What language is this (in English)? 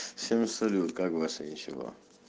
Russian